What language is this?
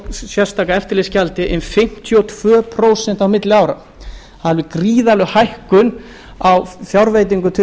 Icelandic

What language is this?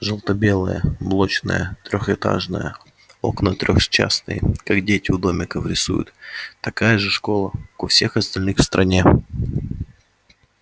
Russian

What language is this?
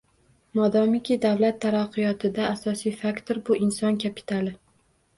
Uzbek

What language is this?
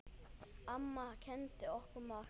Icelandic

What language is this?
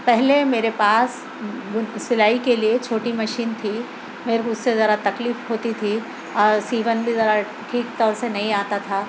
Urdu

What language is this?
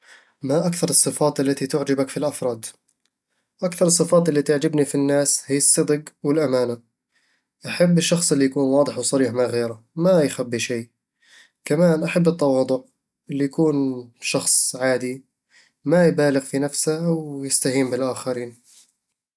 Eastern Egyptian Bedawi Arabic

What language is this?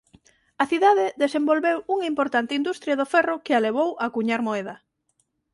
Galician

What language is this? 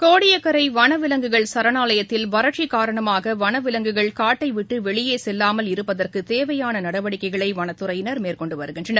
Tamil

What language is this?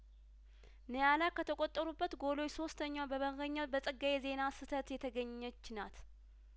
Amharic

